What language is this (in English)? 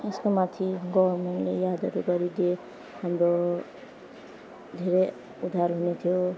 Nepali